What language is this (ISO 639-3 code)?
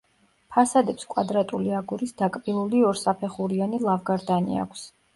kat